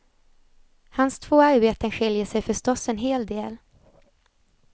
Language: Swedish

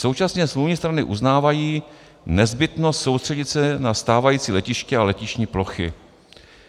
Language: Czech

